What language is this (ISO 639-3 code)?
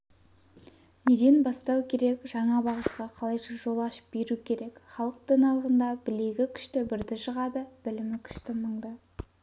kaz